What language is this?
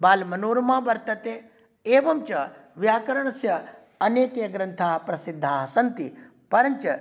Sanskrit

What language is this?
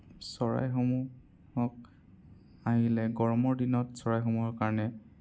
Assamese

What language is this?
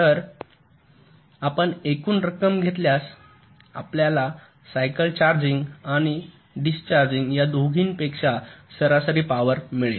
Marathi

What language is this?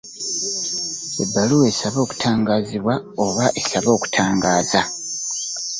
Ganda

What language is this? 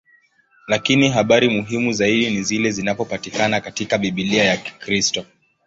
Swahili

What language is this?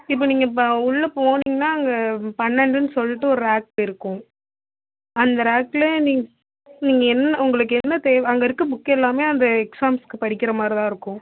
Tamil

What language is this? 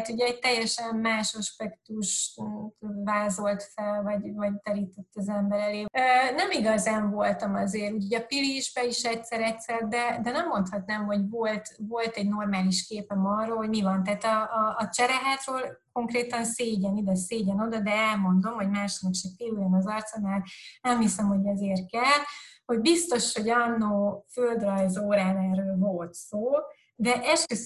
Hungarian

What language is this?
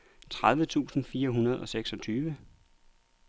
Danish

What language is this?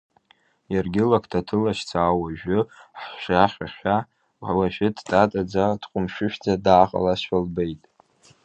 Abkhazian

